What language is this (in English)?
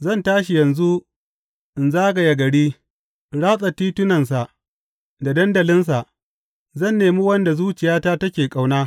Hausa